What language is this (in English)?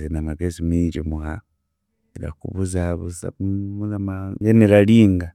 Chiga